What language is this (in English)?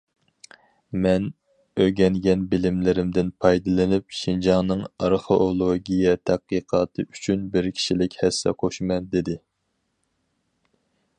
Uyghur